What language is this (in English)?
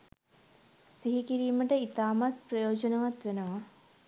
Sinhala